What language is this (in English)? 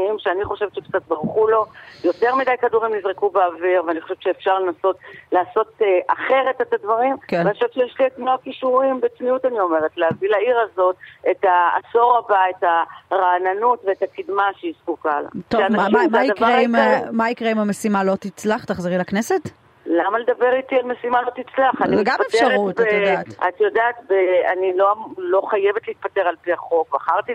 Hebrew